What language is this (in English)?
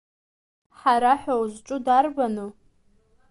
Abkhazian